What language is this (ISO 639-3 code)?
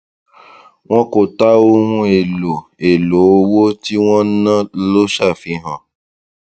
yor